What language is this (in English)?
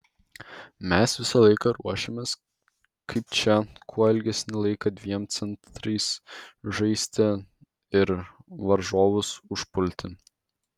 Lithuanian